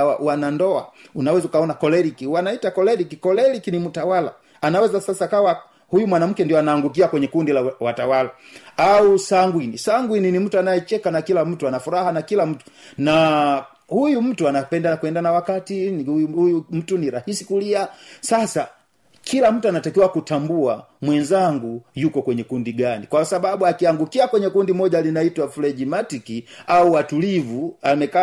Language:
Swahili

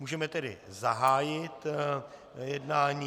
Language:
Czech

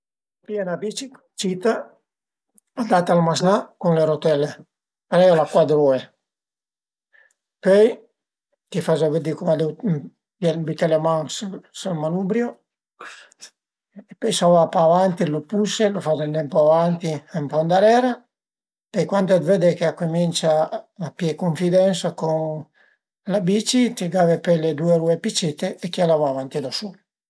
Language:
Piedmontese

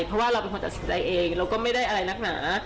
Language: Thai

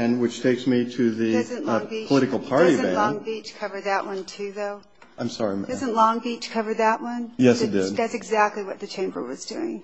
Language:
English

